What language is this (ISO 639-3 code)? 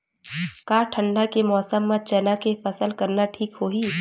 hne